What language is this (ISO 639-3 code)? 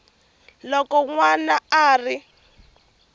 tso